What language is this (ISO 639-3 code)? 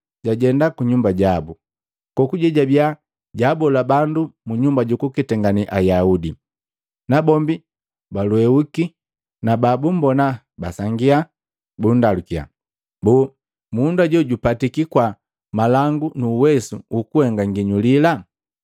mgv